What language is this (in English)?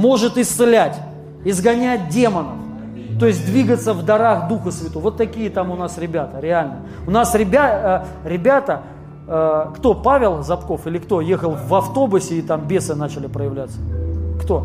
Russian